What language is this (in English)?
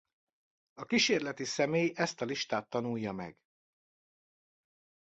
Hungarian